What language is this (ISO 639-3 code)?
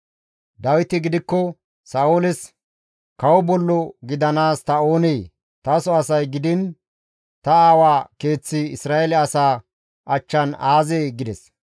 gmv